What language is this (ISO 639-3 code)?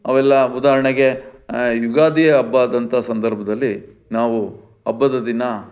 kan